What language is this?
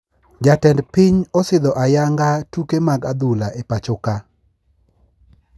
Luo (Kenya and Tanzania)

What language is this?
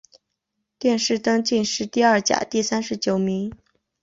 Chinese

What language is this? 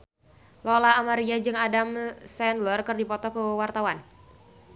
Sundanese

